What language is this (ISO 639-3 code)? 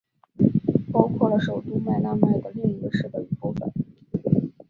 zho